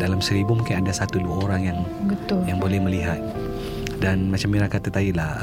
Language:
Malay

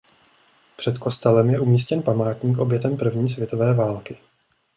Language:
Czech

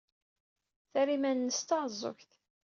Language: Kabyle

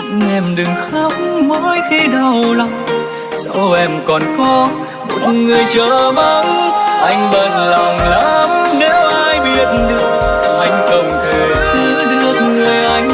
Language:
Vietnamese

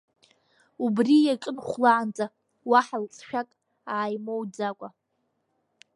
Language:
Abkhazian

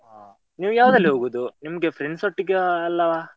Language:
Kannada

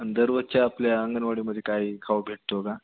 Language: Marathi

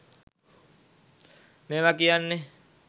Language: Sinhala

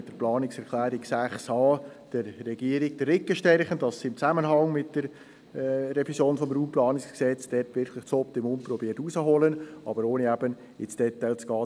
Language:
Swiss German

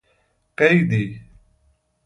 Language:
Persian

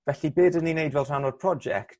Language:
Welsh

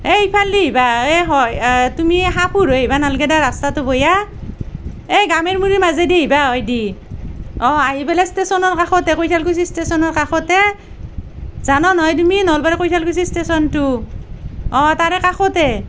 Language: Assamese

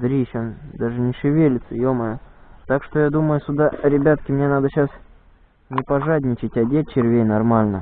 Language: Russian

